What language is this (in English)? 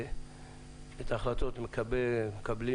Hebrew